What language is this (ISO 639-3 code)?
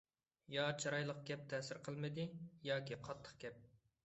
uig